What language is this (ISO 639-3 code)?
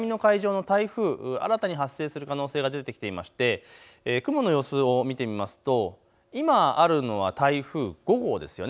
jpn